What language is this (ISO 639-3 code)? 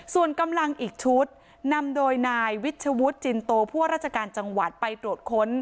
tha